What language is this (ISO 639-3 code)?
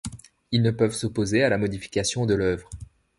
fra